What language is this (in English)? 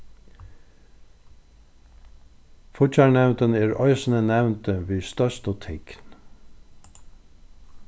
Faroese